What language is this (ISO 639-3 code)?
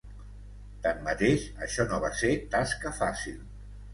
cat